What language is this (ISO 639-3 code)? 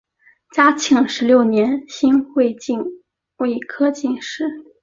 zho